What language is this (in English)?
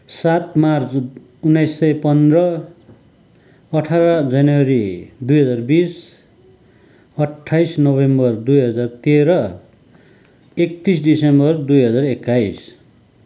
Nepali